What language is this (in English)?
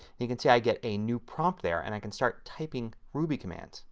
English